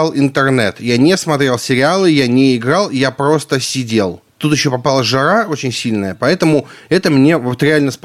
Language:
Russian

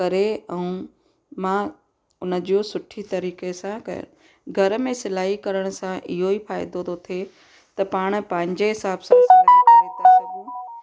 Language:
Sindhi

